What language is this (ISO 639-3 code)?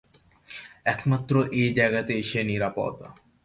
ben